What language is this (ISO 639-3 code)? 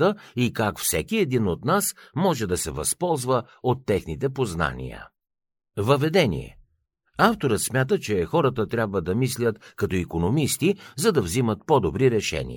bul